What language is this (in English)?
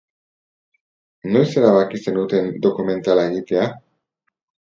Basque